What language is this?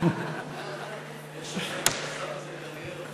Hebrew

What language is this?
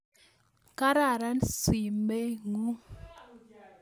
Kalenjin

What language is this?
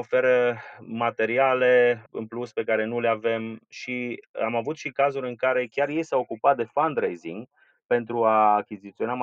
Romanian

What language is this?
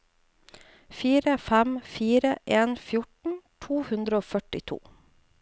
Norwegian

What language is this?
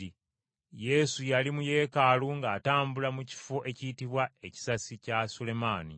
Ganda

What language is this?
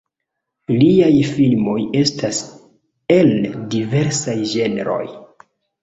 Esperanto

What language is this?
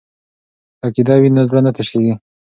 Pashto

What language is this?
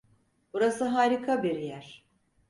Turkish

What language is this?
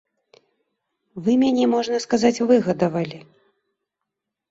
Belarusian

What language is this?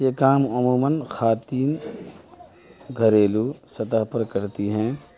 Urdu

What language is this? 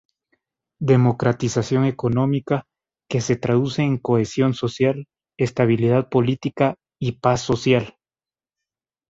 Spanish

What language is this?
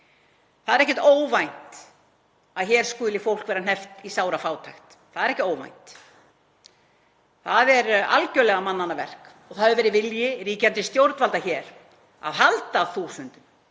Icelandic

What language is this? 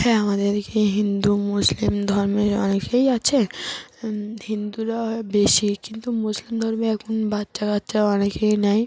Bangla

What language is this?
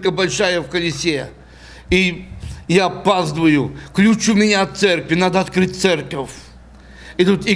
Russian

